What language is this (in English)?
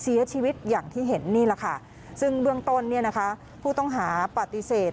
Thai